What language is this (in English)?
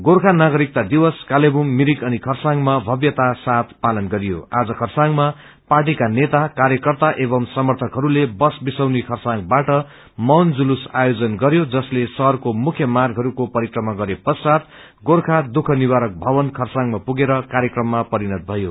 Nepali